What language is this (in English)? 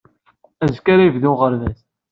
Kabyle